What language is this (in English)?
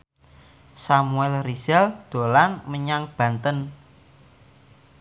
Javanese